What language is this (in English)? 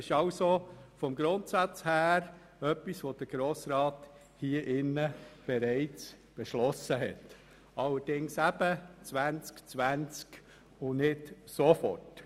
Swiss German